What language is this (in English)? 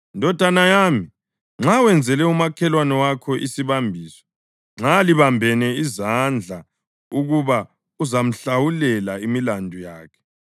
North Ndebele